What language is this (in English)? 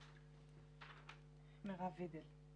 Hebrew